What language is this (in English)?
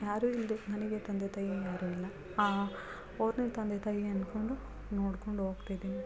Kannada